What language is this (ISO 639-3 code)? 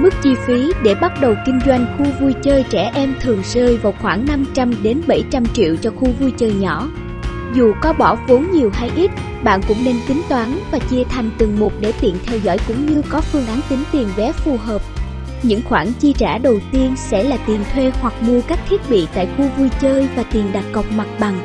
vie